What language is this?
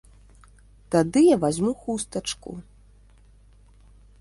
Belarusian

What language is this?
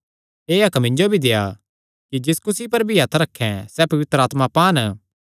Kangri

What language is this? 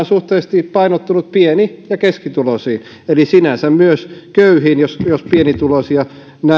Finnish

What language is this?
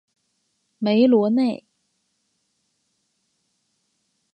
Chinese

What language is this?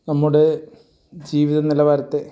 Malayalam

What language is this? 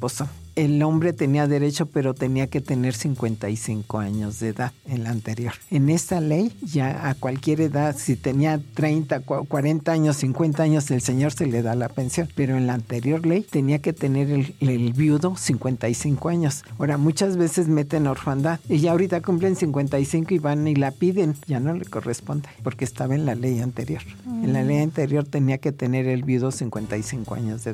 Spanish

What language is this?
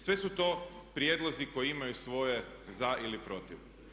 Croatian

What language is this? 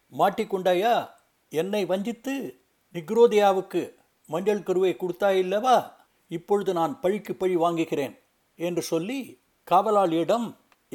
Tamil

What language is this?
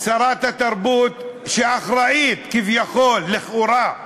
Hebrew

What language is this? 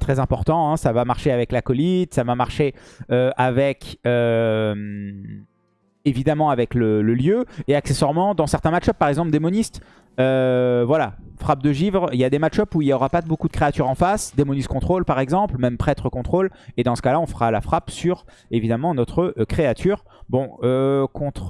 French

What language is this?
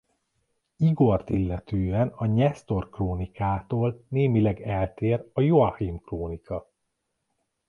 Hungarian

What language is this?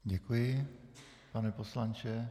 Czech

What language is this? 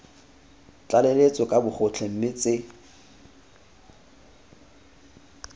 Tswana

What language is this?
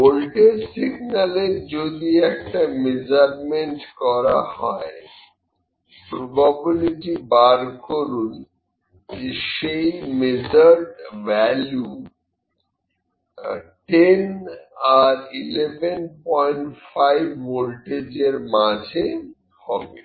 Bangla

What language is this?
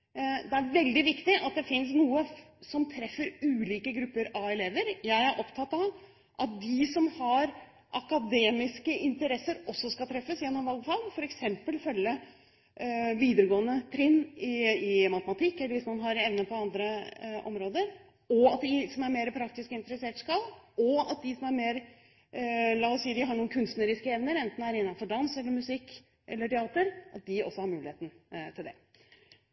Norwegian Bokmål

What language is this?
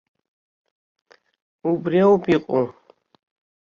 Abkhazian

